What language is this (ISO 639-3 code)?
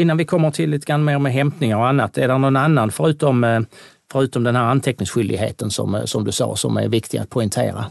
swe